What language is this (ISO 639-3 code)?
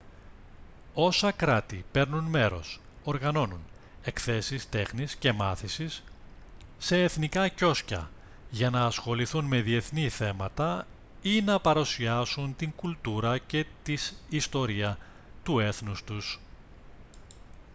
ell